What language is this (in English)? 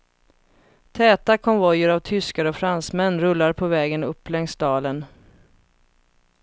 Swedish